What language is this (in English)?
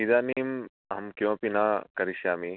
Sanskrit